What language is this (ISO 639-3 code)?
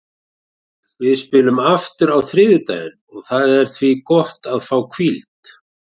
isl